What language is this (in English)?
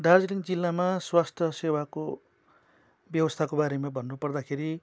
Nepali